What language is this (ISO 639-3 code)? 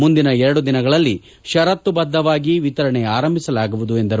kan